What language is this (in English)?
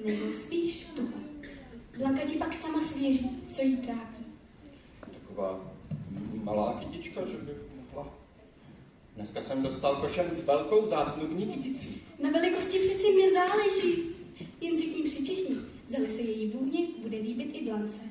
Czech